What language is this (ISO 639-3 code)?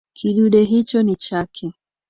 swa